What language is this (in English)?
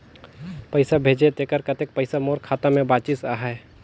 Chhattisgarhi